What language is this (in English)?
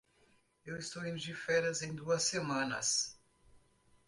Portuguese